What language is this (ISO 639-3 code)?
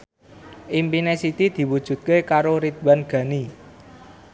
jav